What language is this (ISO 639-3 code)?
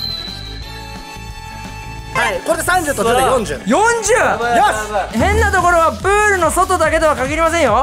jpn